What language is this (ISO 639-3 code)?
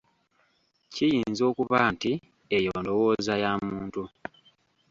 lug